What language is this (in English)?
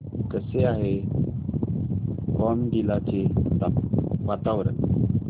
Marathi